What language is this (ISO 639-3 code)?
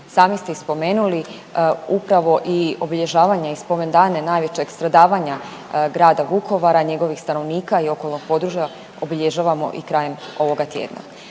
hrv